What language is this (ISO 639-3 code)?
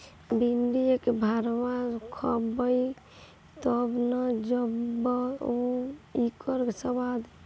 bho